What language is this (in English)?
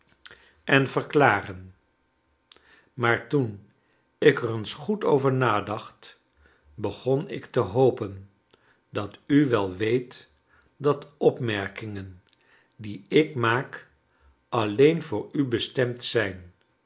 Dutch